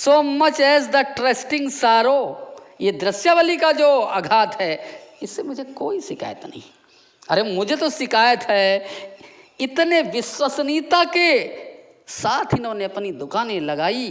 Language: Hindi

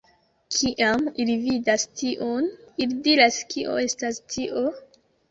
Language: Esperanto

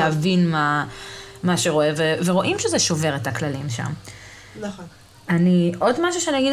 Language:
Hebrew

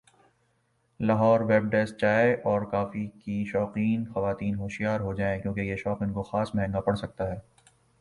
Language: Urdu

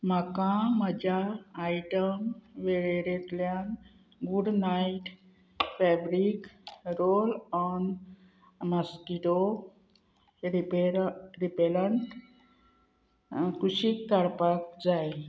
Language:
Konkani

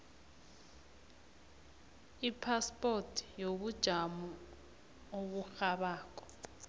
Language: South Ndebele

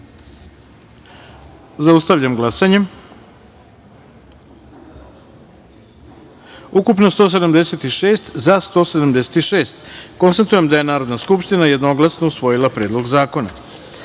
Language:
Serbian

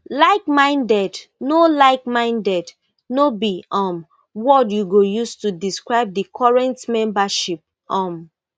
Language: Nigerian Pidgin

